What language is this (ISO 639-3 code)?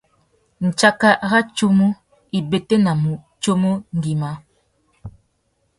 bag